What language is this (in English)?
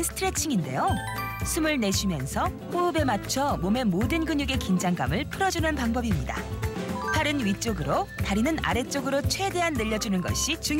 Korean